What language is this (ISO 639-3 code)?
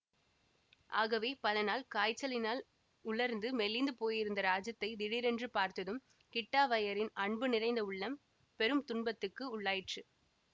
tam